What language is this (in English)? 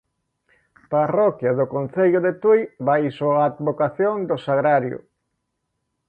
Galician